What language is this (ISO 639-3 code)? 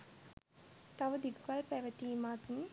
sin